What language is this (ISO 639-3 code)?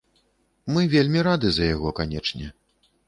bel